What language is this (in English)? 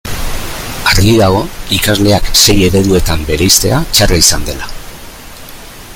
Basque